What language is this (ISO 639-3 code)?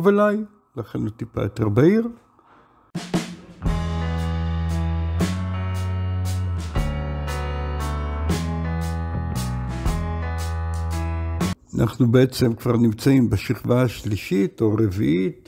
heb